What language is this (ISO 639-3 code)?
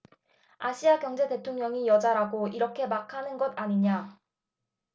kor